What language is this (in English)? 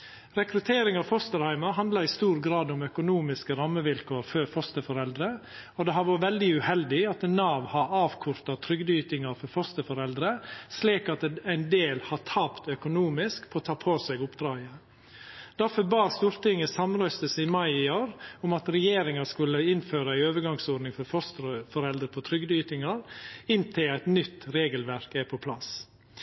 Norwegian Nynorsk